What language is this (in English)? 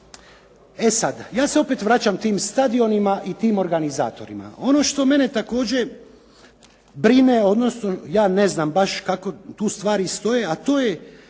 Croatian